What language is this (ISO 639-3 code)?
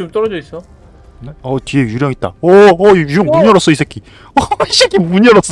kor